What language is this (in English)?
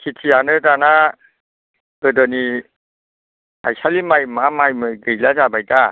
Bodo